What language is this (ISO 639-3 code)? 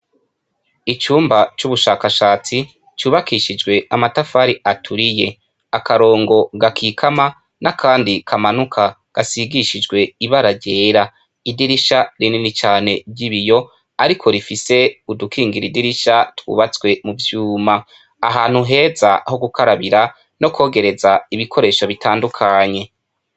run